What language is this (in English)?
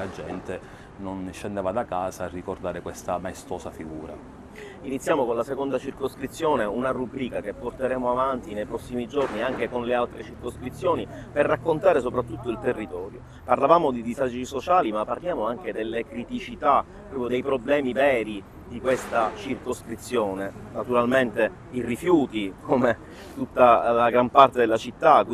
Italian